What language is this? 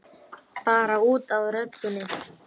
Icelandic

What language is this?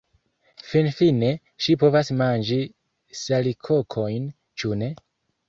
Esperanto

